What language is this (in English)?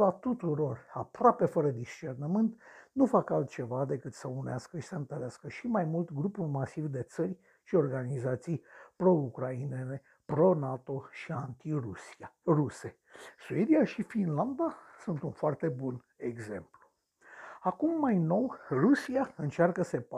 Romanian